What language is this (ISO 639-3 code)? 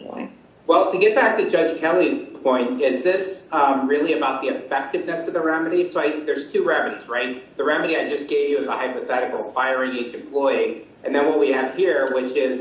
eng